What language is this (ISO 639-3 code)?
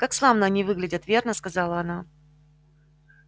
rus